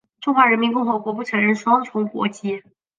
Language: Chinese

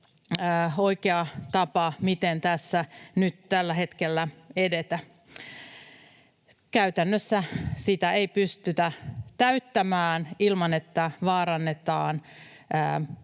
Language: Finnish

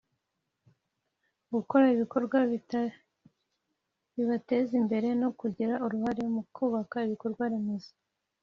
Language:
Kinyarwanda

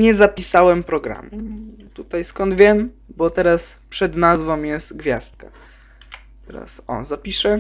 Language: Polish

